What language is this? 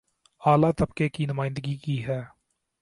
Urdu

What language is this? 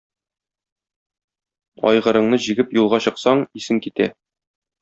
Tatar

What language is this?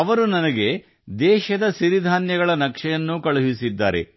Kannada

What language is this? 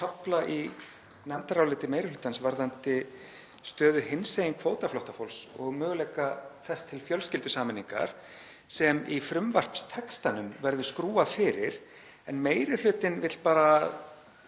Icelandic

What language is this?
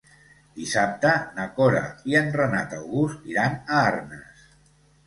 Catalan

